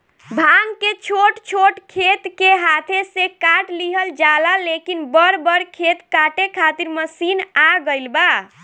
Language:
Bhojpuri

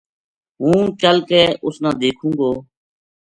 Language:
Gujari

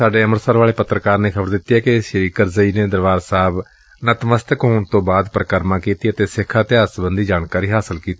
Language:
Punjabi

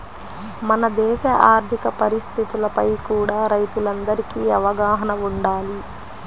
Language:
Telugu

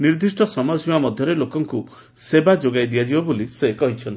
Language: Odia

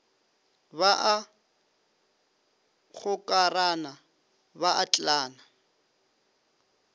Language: Northern Sotho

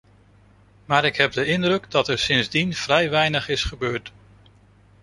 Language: Dutch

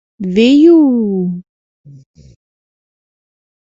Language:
Mari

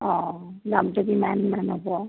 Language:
Assamese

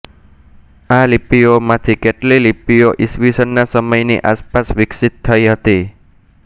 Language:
Gujarati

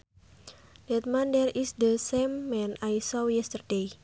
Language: Sundanese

